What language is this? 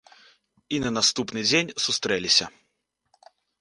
Belarusian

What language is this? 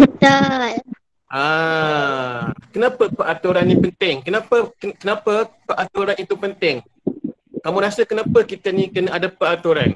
Malay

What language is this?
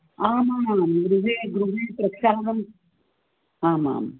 Sanskrit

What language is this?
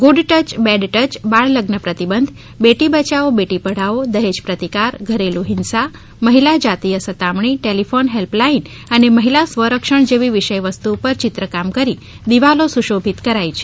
Gujarati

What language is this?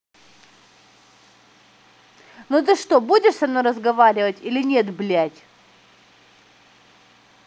Russian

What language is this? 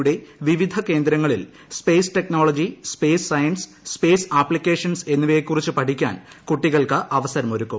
Malayalam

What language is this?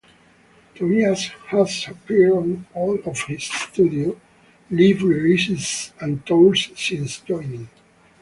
English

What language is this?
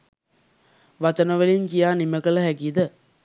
Sinhala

